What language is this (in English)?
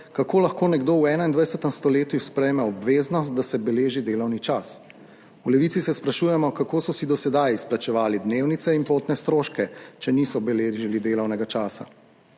Slovenian